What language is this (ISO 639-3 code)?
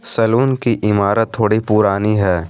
hin